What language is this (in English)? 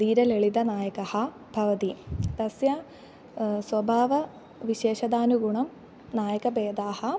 Sanskrit